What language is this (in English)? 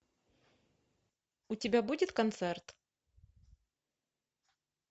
Russian